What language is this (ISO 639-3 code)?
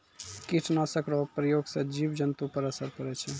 mai